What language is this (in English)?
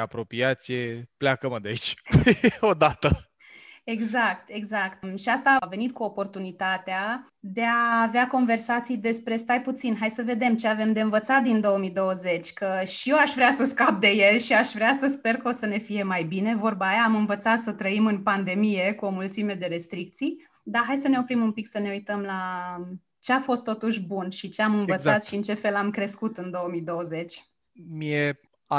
Romanian